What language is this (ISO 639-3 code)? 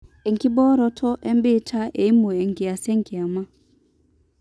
mas